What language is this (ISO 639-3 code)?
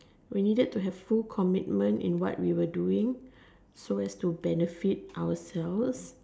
eng